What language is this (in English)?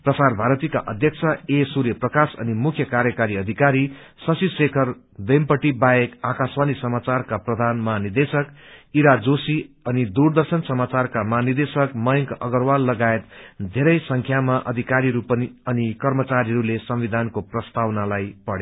Nepali